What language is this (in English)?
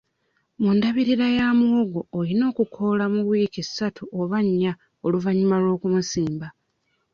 Ganda